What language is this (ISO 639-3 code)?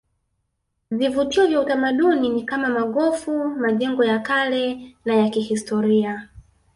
swa